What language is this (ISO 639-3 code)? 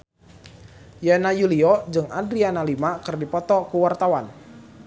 sun